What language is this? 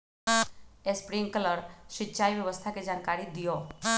Magahi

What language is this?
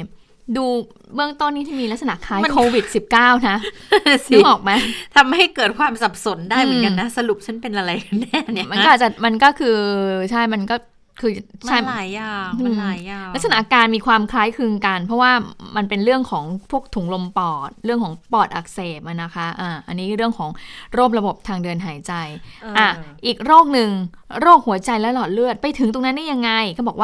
Thai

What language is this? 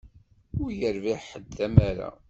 Kabyle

